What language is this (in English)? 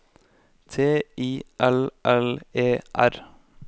Norwegian